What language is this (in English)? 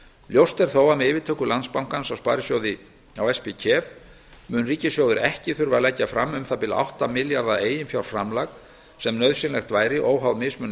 Icelandic